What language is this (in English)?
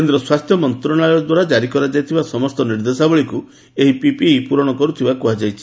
Odia